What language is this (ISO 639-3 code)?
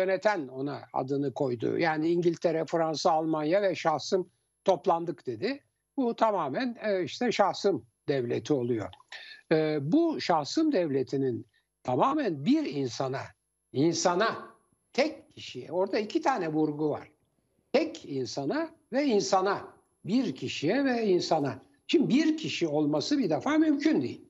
tur